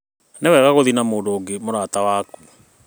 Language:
Kikuyu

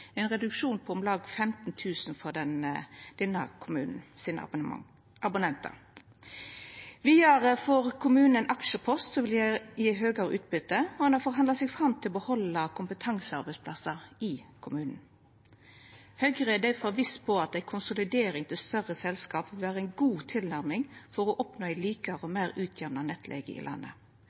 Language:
Norwegian Nynorsk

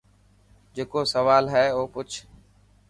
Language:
Dhatki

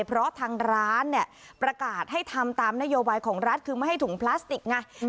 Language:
Thai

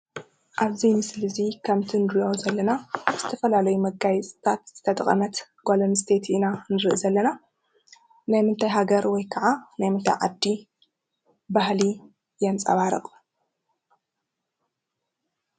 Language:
Tigrinya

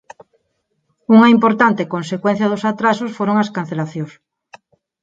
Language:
Galician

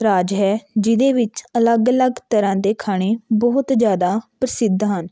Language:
Punjabi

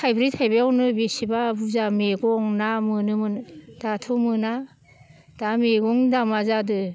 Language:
Bodo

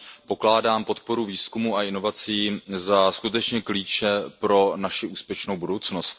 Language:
Czech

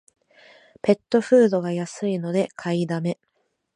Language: Japanese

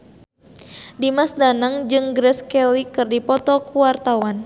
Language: Sundanese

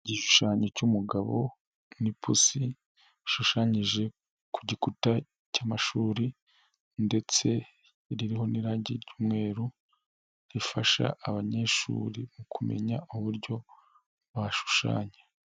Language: Kinyarwanda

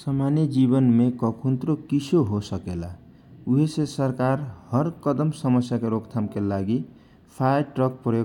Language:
Kochila Tharu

